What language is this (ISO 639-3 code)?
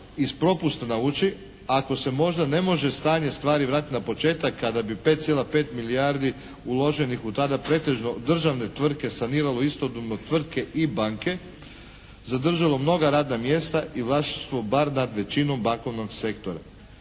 hrv